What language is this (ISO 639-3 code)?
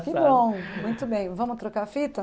por